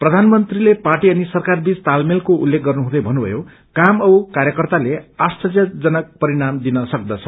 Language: Nepali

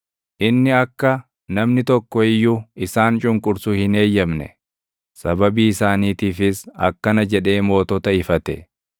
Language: Oromo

